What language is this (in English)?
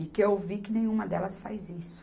Portuguese